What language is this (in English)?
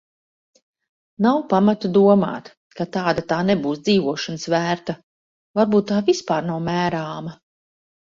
Latvian